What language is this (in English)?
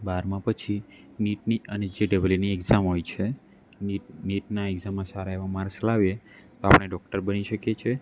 Gujarati